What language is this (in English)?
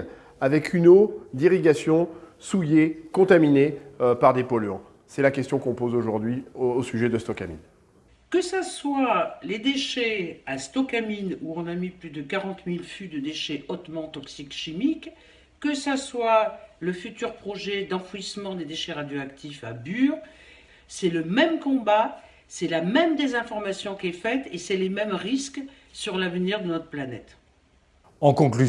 French